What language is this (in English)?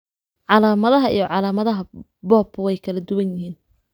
Somali